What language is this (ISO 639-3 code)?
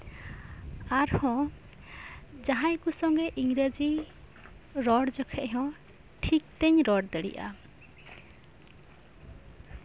sat